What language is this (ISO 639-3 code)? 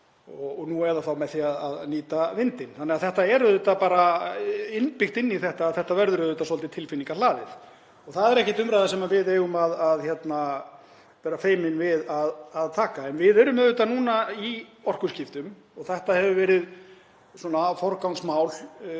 isl